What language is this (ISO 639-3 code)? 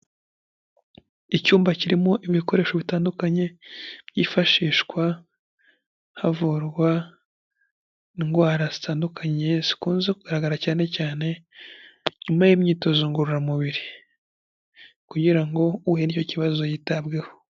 kin